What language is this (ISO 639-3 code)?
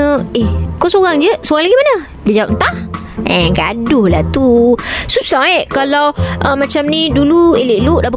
msa